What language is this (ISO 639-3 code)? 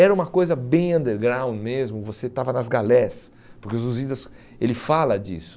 por